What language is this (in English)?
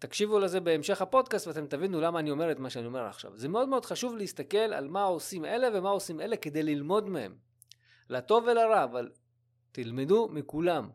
Hebrew